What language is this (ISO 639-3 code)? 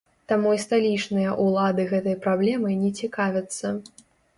bel